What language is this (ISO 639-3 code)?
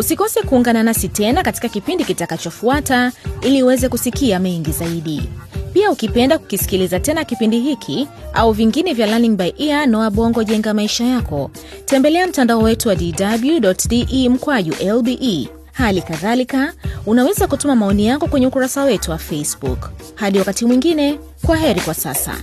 swa